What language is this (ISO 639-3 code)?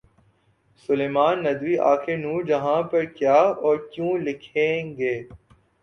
urd